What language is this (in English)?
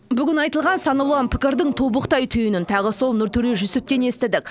Kazakh